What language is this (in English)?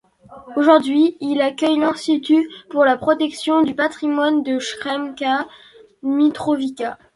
French